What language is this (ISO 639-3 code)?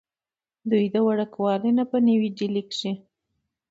pus